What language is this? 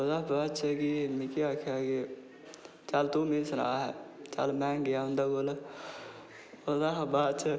Dogri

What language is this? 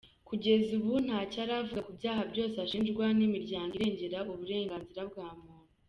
Kinyarwanda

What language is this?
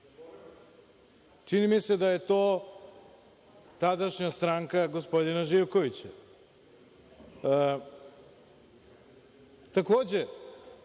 Serbian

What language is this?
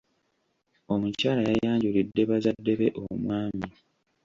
Ganda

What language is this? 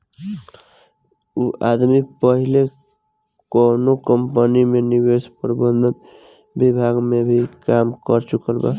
Bhojpuri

